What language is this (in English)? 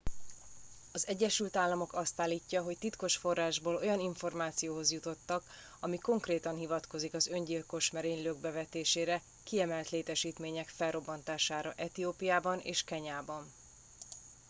Hungarian